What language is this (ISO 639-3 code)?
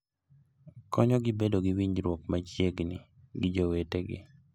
luo